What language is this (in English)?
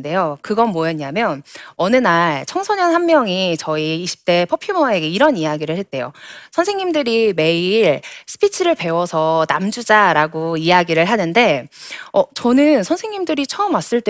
Korean